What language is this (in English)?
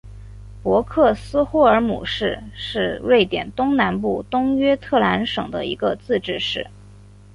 Chinese